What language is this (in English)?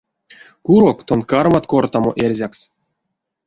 Erzya